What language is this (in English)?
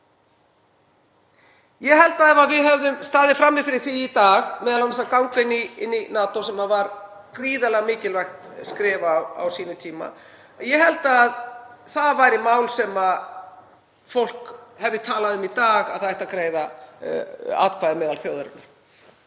Icelandic